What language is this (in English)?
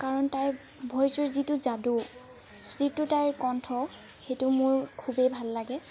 Assamese